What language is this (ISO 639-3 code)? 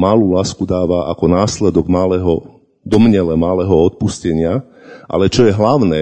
slk